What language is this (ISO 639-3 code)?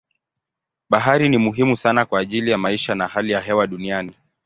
swa